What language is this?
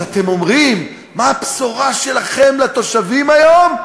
Hebrew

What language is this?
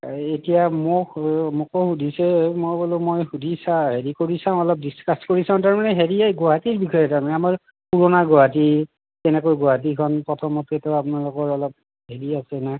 Assamese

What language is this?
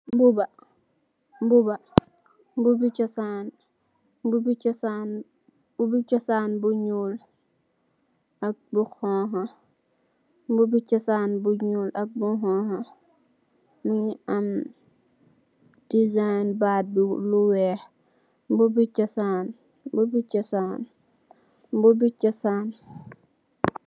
Wolof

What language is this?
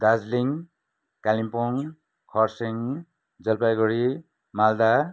Nepali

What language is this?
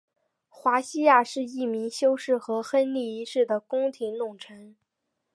Chinese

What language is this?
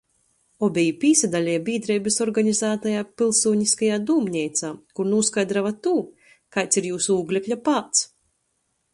Latgalian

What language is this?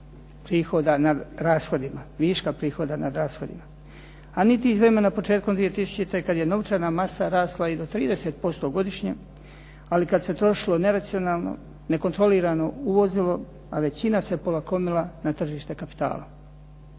Croatian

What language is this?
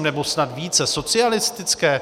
Czech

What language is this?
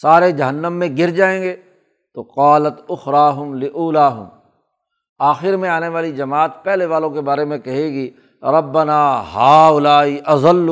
Urdu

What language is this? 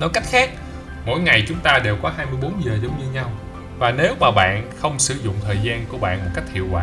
Vietnamese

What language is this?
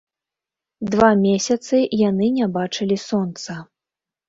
Belarusian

